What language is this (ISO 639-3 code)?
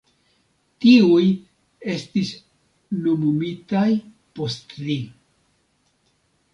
epo